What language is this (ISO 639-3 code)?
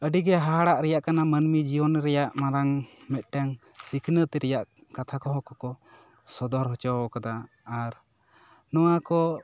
sat